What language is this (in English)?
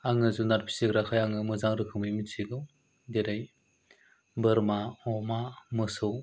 Bodo